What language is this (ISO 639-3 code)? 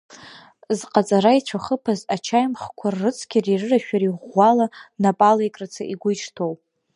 abk